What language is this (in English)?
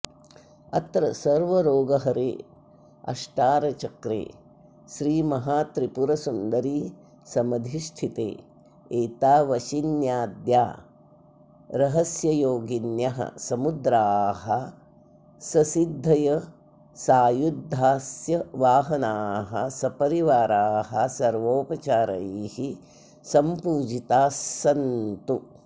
Sanskrit